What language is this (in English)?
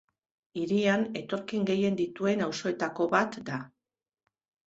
Basque